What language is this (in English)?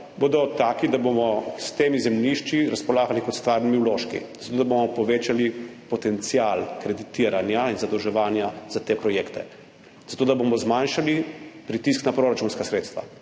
Slovenian